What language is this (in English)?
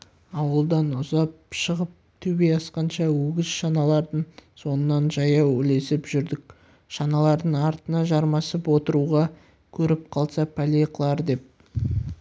Kazakh